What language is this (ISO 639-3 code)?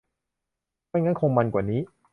tha